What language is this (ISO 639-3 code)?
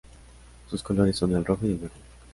spa